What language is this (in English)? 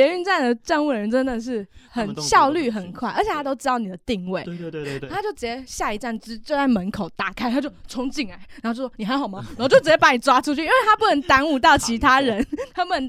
Chinese